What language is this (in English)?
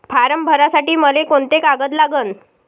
Marathi